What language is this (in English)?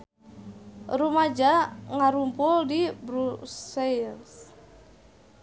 Sundanese